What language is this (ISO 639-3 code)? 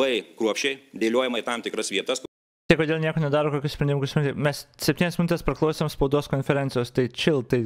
lit